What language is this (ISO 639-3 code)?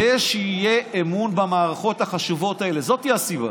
heb